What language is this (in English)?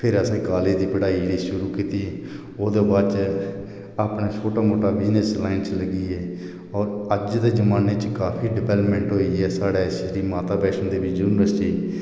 Dogri